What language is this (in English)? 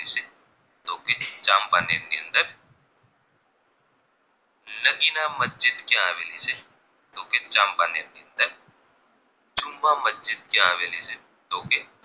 Gujarati